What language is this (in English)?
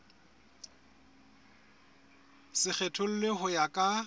Southern Sotho